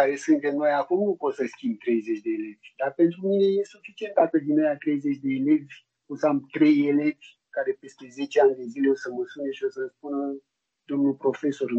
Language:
Romanian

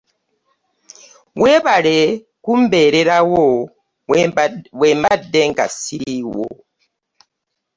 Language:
Ganda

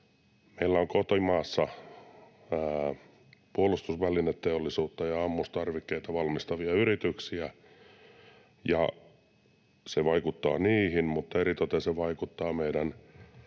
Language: Finnish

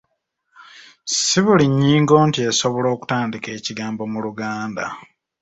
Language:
Ganda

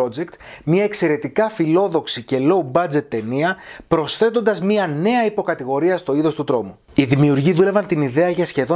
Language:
Greek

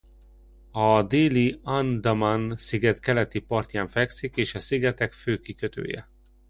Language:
Hungarian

